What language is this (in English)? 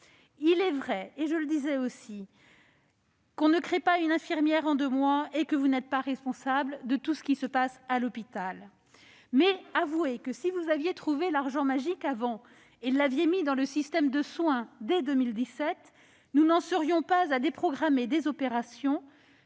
French